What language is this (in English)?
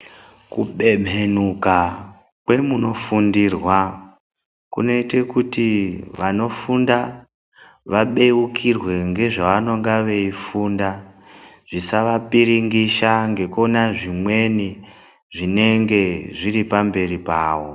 Ndau